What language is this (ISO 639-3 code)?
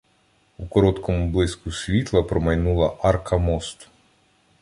ukr